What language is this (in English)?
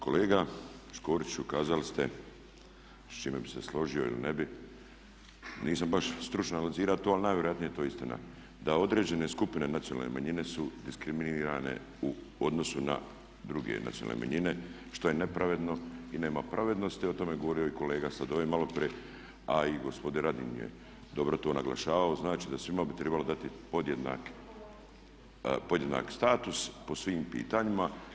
Croatian